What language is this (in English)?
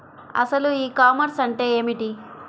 Telugu